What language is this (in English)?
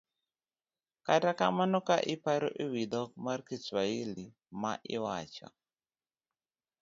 Luo (Kenya and Tanzania)